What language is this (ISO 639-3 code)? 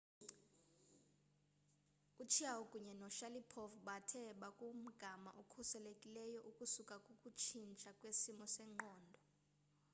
xho